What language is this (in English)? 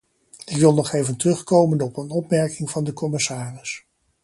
Dutch